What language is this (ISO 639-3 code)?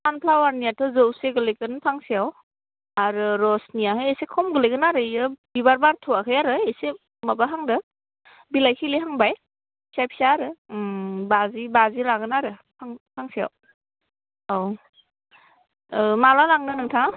brx